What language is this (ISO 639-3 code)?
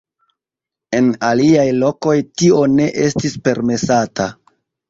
epo